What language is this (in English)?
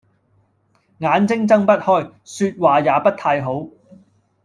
Cantonese